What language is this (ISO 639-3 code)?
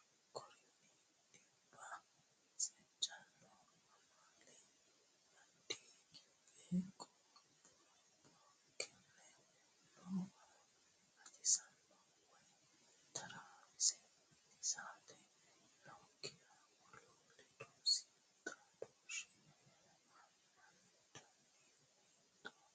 sid